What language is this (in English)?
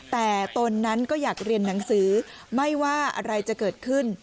Thai